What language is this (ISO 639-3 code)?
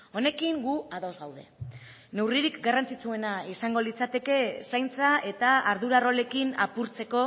eus